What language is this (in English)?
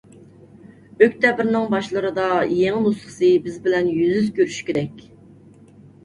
Uyghur